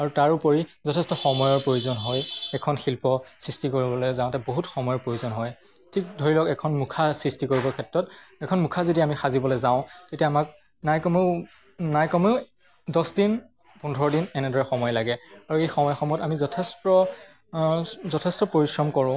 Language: Assamese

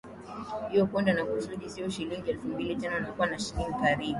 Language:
Swahili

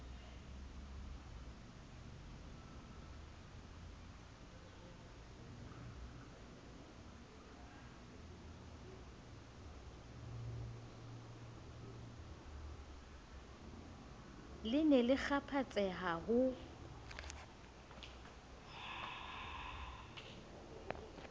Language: Southern Sotho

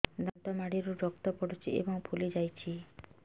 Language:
Odia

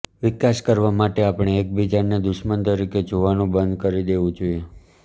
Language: Gujarati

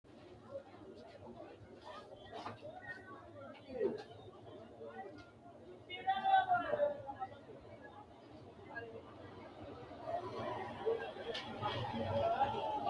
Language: Sidamo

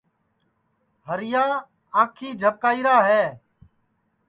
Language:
Sansi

